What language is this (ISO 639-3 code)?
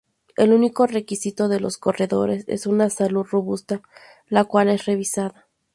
spa